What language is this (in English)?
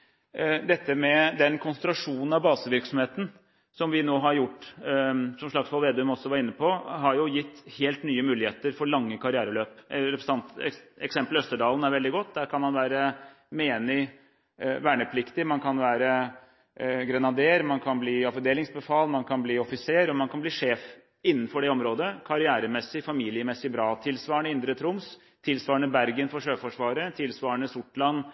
Norwegian Bokmål